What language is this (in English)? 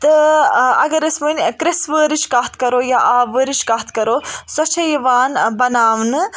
Kashmiri